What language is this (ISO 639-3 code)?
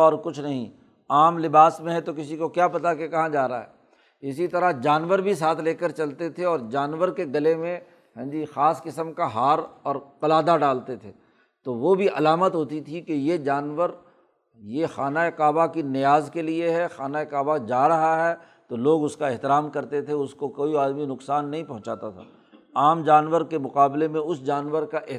urd